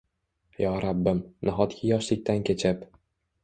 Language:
Uzbek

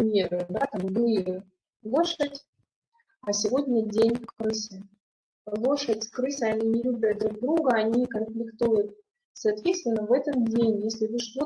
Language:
Russian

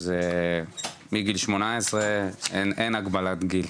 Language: Hebrew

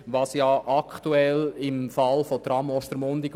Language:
Swiss German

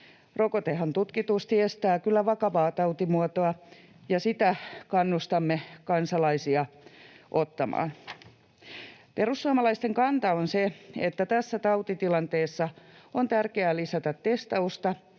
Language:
Finnish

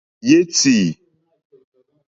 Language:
Mokpwe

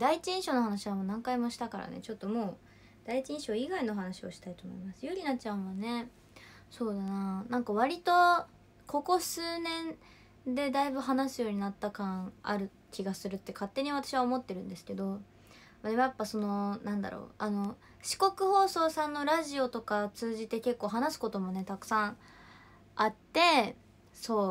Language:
Japanese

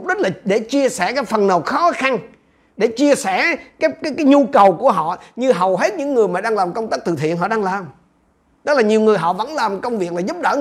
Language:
Vietnamese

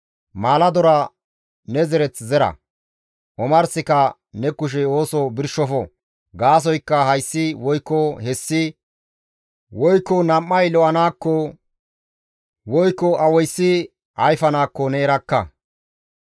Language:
Gamo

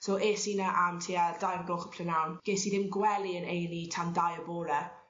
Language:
Welsh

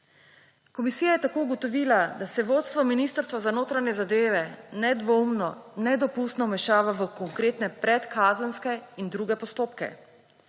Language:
Slovenian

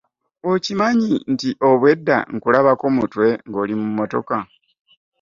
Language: Ganda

